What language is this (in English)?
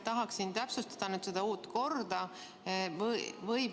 Estonian